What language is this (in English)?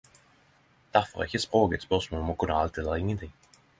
Norwegian Nynorsk